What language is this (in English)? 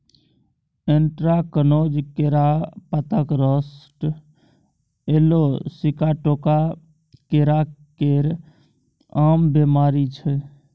Maithili